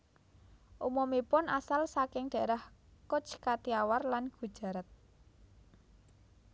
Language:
Javanese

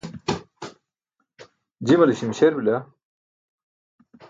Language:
Burushaski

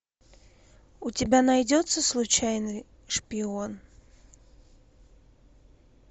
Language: Russian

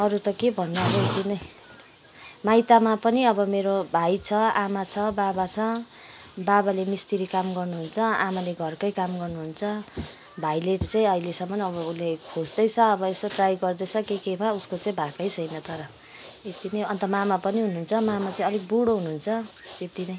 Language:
Nepali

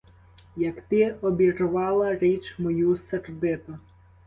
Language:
Ukrainian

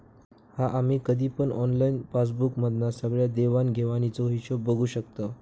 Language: Marathi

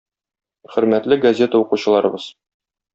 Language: Tatar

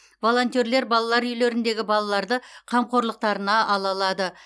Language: Kazakh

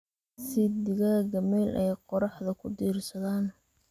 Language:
Somali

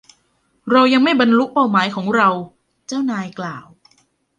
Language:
Thai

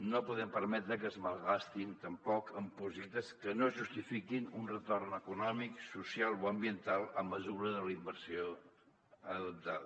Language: Catalan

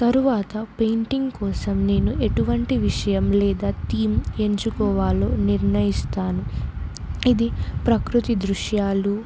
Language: Telugu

